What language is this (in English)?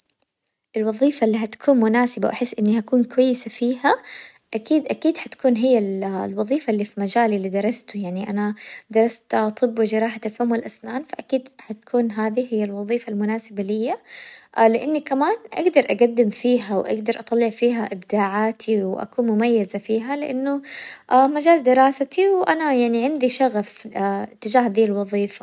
Hijazi Arabic